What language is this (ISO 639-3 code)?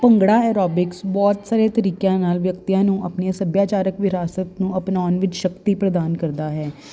pan